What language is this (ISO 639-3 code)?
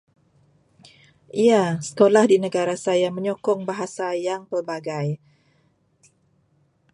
msa